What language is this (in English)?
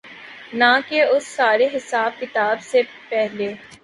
Urdu